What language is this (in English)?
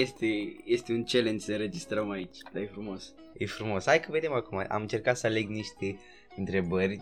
Romanian